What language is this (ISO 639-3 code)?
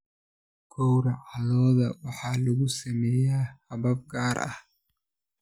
som